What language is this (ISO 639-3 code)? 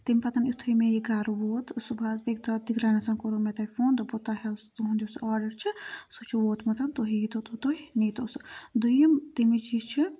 kas